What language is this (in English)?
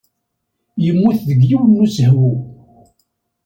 Kabyle